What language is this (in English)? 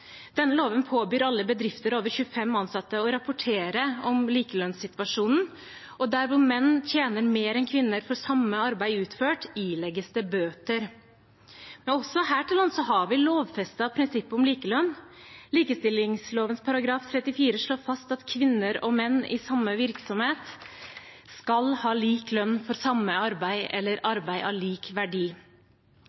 Norwegian Bokmål